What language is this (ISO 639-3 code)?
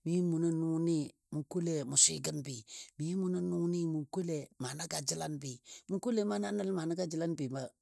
dbd